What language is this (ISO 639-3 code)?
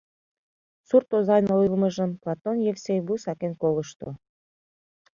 chm